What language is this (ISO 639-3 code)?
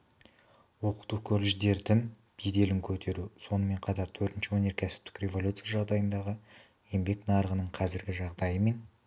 kaz